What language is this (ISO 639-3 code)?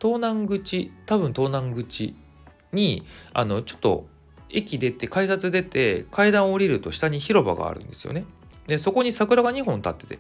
jpn